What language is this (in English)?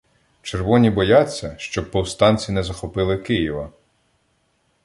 Ukrainian